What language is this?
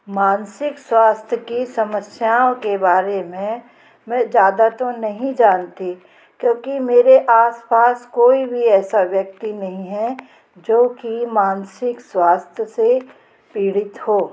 Hindi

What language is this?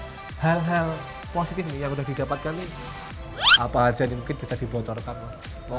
Indonesian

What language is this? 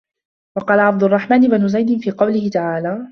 Arabic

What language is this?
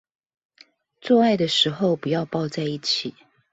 Chinese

